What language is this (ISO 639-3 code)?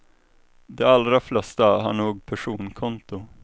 swe